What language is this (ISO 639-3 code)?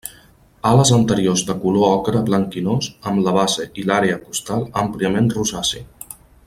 cat